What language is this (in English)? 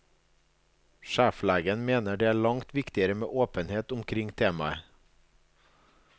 Norwegian